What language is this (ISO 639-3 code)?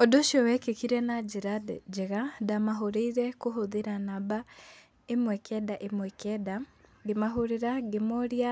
kik